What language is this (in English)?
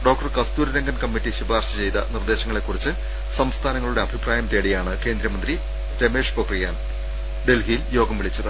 Malayalam